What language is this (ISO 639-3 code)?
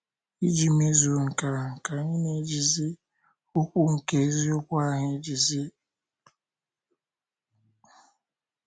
ibo